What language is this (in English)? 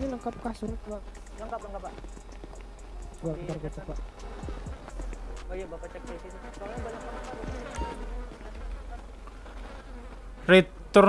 Indonesian